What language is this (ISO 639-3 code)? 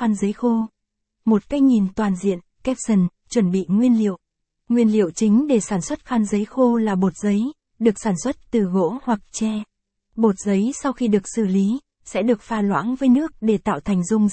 vie